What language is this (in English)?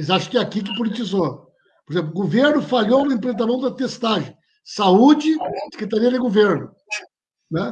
Portuguese